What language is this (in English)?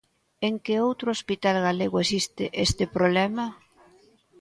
Galician